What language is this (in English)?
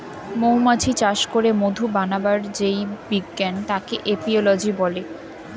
Bangla